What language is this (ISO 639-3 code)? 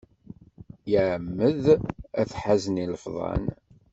kab